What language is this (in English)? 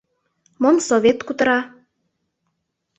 Mari